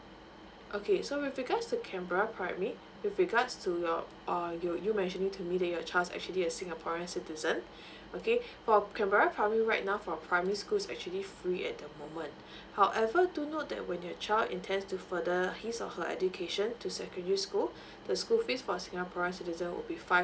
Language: English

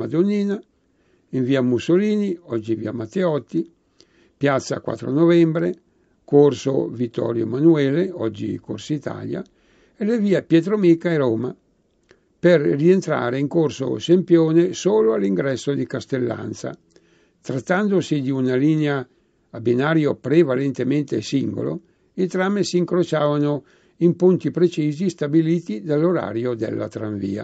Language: Italian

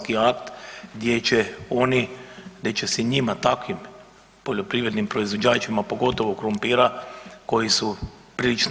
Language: Croatian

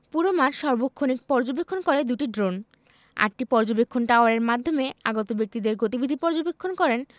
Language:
Bangla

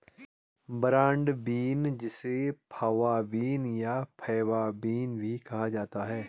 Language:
Hindi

